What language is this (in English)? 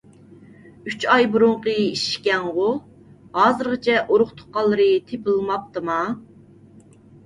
Uyghur